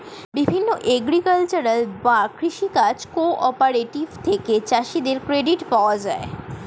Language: Bangla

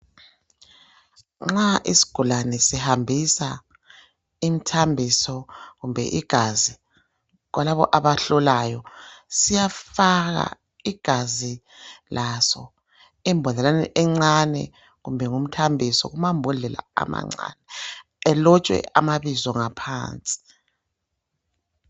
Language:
North Ndebele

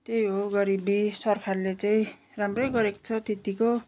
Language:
Nepali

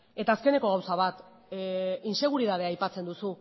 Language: Basque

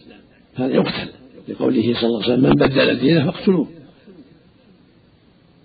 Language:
Arabic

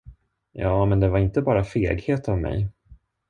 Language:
Swedish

